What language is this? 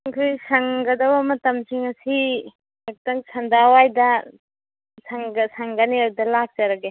Manipuri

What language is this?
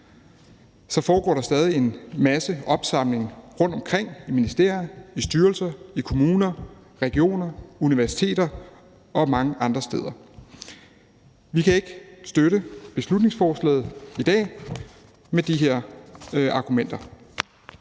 Danish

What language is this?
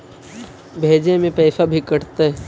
Magahi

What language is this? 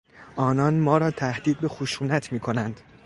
Persian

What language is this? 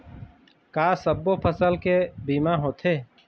Chhattisgarhi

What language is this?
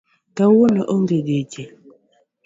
Luo (Kenya and Tanzania)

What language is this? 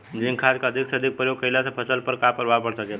Bhojpuri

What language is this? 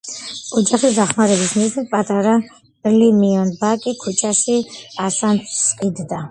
Georgian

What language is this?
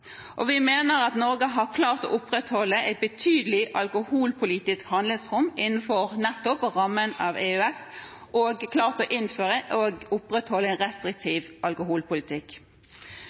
Norwegian Bokmål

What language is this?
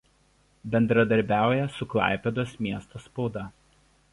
Lithuanian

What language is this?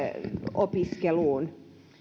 Finnish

